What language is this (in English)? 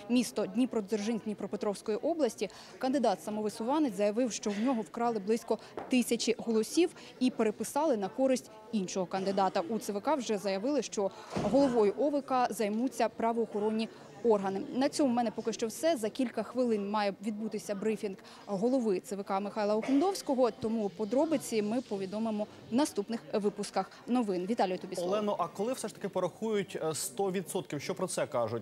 Ukrainian